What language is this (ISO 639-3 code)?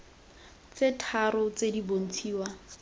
tsn